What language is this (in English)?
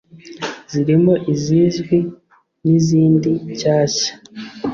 Kinyarwanda